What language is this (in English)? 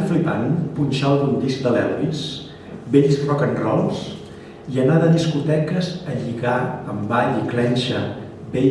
Catalan